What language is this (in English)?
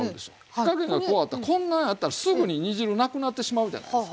Japanese